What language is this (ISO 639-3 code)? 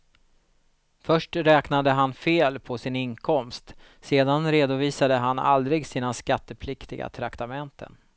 swe